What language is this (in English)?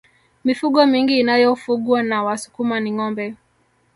Swahili